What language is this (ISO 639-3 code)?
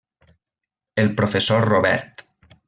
cat